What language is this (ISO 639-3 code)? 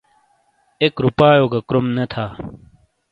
scl